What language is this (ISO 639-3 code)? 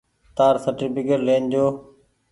gig